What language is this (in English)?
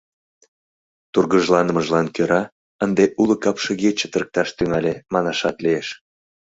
Mari